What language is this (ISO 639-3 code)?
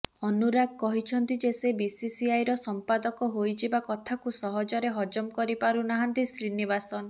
ori